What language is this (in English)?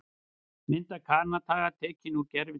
Icelandic